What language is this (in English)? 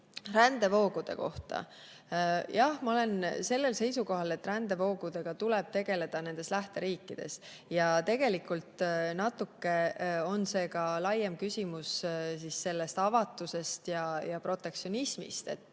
Estonian